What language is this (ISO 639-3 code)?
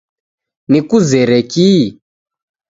dav